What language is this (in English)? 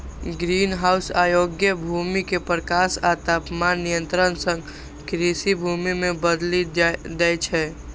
Maithili